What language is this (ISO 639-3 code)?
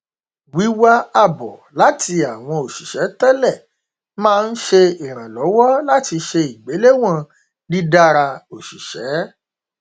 yor